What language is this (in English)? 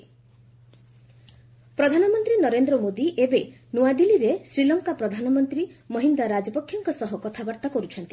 Odia